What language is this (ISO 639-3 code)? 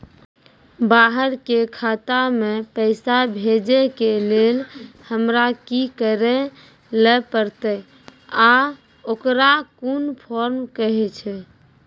mai